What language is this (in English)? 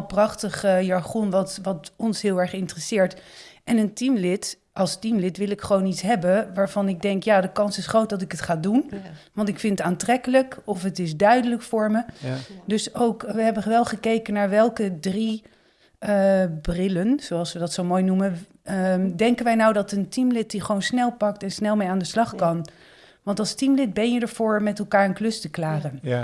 Dutch